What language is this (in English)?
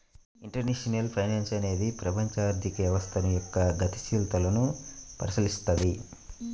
Telugu